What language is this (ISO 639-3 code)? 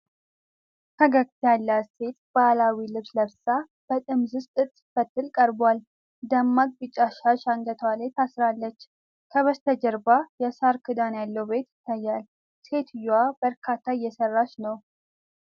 amh